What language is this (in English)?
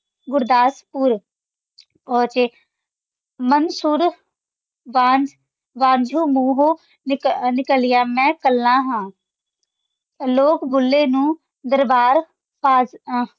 Punjabi